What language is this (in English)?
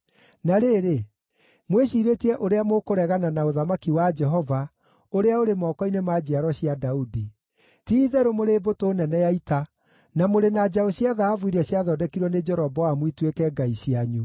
Kikuyu